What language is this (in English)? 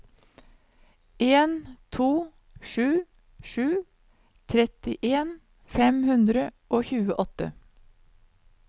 Norwegian